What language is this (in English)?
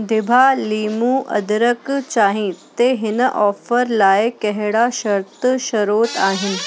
Sindhi